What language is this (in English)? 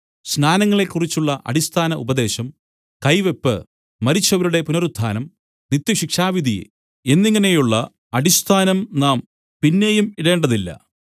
Malayalam